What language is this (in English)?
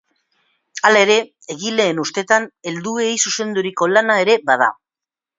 Basque